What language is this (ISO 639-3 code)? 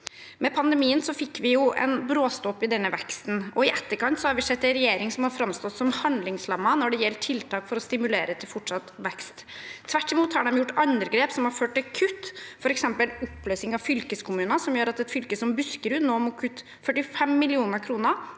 nor